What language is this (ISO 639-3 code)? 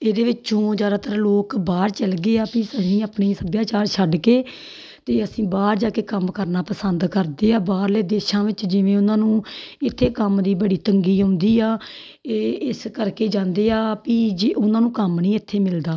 pan